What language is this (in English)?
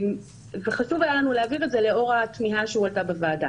Hebrew